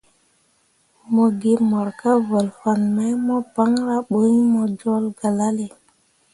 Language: Mundang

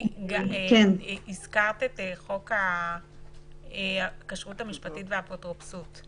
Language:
Hebrew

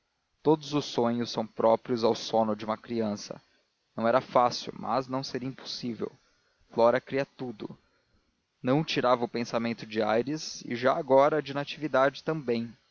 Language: Portuguese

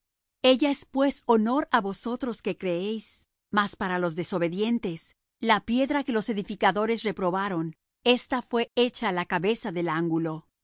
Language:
Spanish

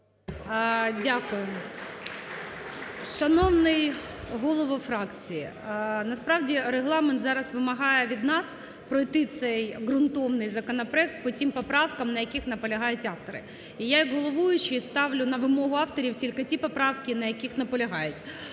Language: Ukrainian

